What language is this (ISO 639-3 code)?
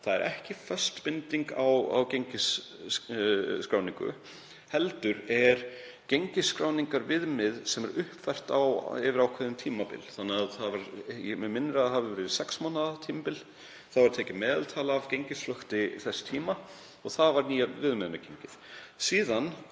isl